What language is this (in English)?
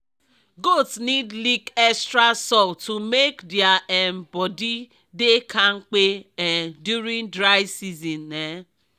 Nigerian Pidgin